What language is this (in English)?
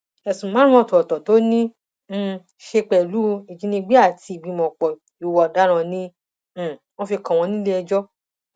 Yoruba